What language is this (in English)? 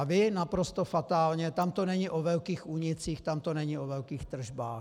Czech